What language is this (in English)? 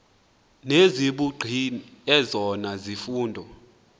Xhosa